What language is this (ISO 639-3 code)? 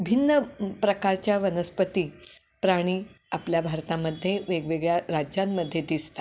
mar